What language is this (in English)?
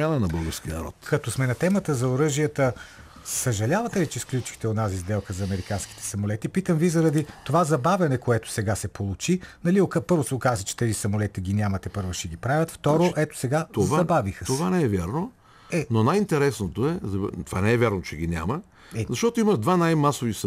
Bulgarian